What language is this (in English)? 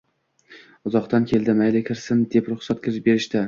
Uzbek